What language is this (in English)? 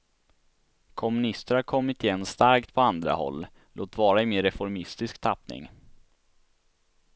Swedish